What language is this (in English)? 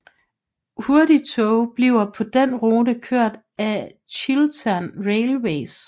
Danish